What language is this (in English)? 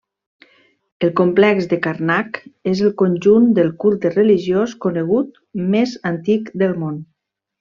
Catalan